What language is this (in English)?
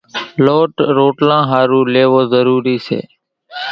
Kachi Koli